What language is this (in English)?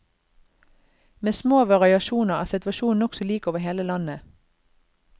Norwegian